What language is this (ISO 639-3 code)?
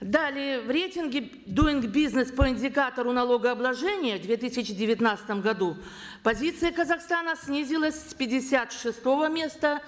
kaz